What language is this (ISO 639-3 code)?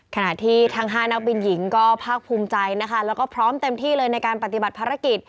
tha